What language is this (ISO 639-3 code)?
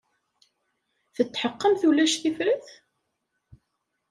kab